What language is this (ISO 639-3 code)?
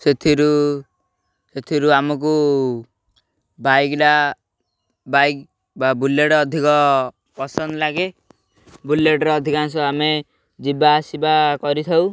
ori